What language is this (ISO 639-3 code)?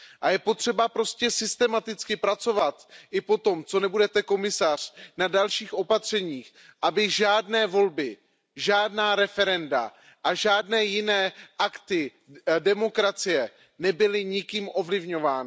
ces